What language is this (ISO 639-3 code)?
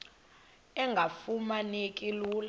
xho